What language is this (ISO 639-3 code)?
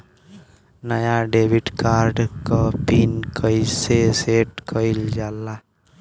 bho